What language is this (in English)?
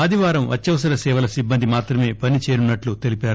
Telugu